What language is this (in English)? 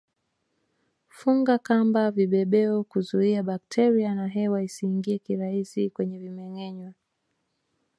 Swahili